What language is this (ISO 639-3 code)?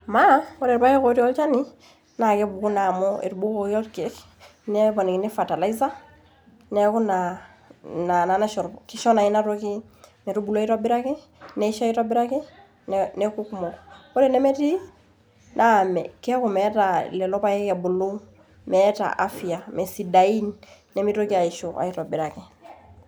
mas